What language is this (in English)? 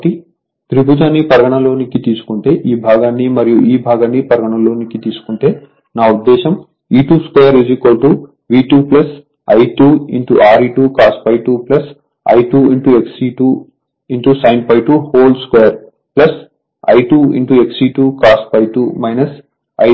Telugu